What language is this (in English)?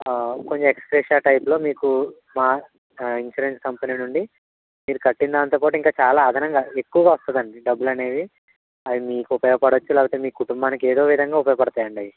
Telugu